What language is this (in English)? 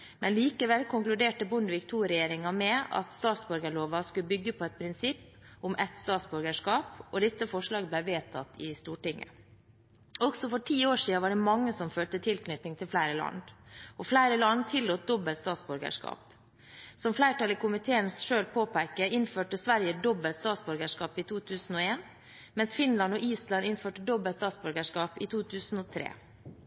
Norwegian Bokmål